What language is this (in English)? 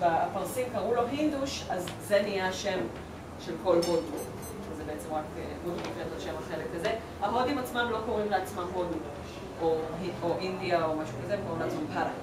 Hebrew